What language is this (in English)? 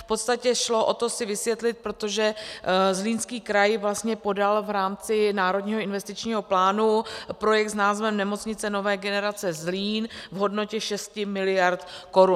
Czech